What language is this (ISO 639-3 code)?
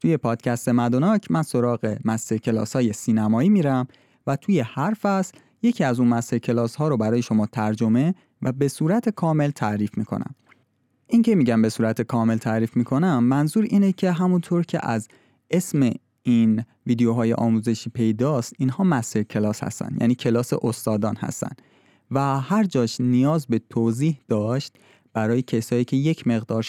fas